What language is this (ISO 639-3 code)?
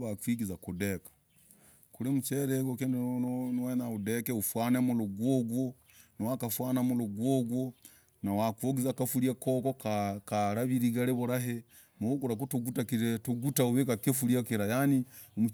rag